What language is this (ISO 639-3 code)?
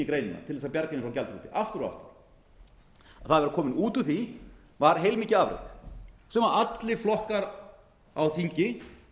isl